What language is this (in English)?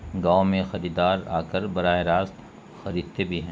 Urdu